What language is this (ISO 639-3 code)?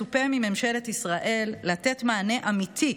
heb